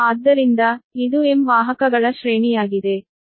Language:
Kannada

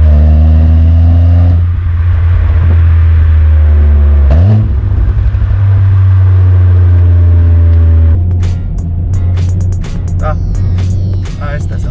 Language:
German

